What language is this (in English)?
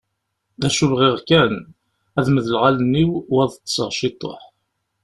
Kabyle